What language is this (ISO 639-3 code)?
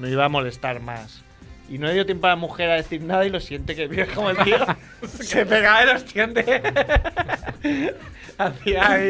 spa